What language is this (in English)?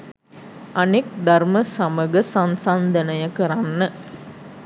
Sinhala